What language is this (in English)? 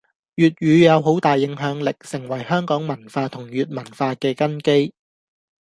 Cantonese